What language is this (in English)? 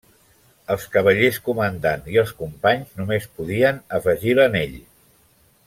Catalan